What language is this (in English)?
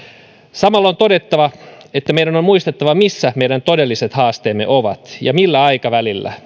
Finnish